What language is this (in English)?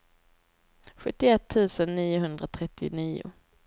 Swedish